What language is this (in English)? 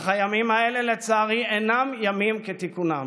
Hebrew